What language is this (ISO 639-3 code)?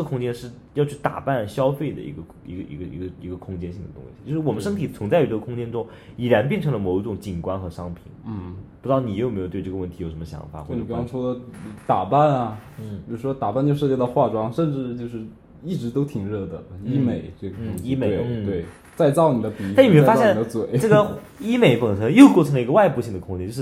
zho